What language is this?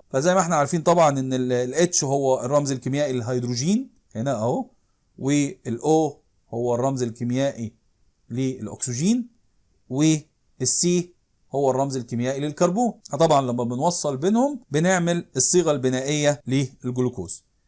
Arabic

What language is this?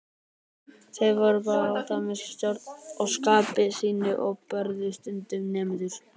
Icelandic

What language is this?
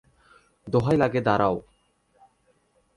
Bangla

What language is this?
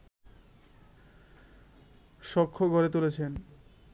Bangla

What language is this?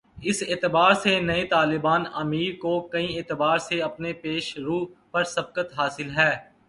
Urdu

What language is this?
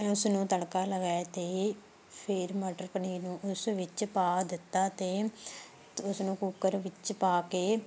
Punjabi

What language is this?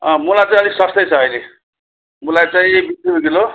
Nepali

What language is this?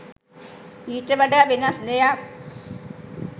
Sinhala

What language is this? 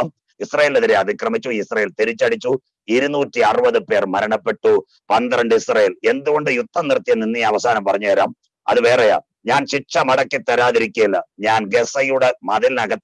Hindi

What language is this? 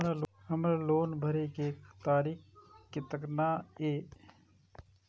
Maithili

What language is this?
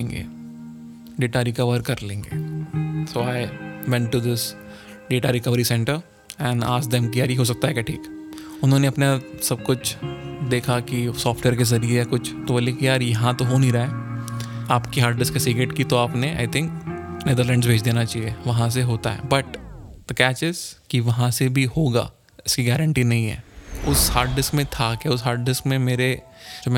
Hindi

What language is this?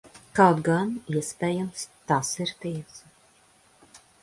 Latvian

